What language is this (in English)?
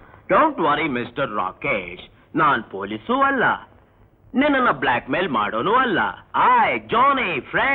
Hindi